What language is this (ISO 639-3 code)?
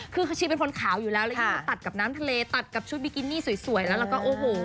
tha